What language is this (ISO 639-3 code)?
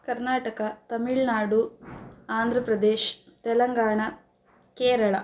san